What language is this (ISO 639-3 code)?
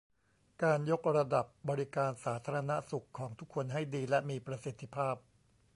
tha